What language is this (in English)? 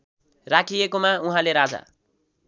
Nepali